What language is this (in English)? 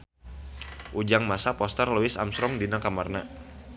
Sundanese